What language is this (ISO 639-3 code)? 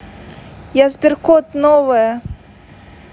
rus